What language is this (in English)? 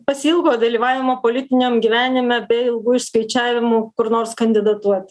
Lithuanian